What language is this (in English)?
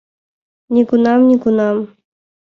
Mari